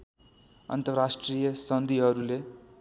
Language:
Nepali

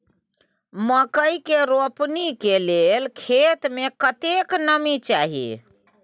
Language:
Maithili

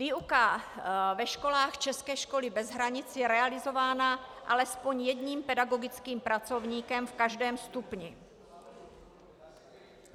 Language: Czech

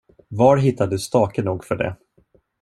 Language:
Swedish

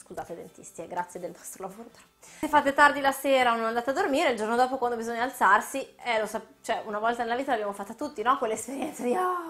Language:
Italian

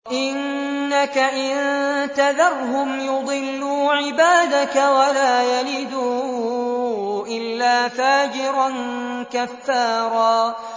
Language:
Arabic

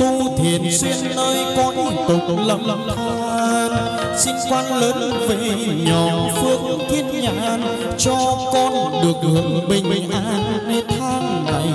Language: Vietnamese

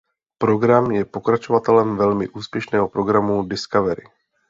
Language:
Czech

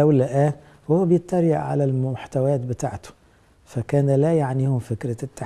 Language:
Arabic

